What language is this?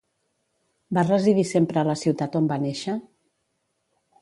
Catalan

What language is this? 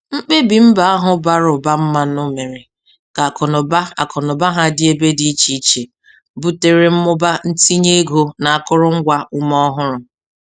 Igbo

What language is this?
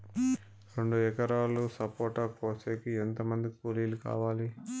Telugu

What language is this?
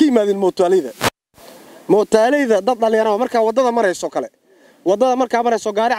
Arabic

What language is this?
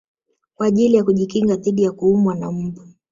Swahili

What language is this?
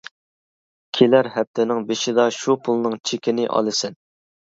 Uyghur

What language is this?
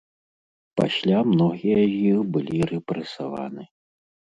Belarusian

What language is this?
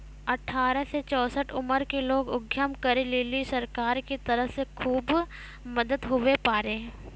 Maithili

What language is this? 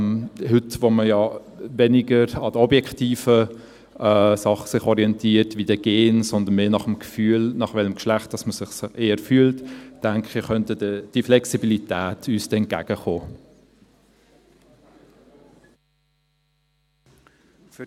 Swiss German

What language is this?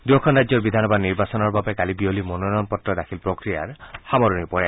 Assamese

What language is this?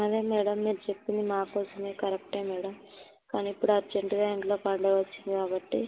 Telugu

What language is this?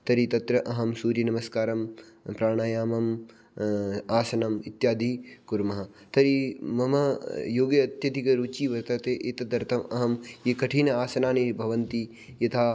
Sanskrit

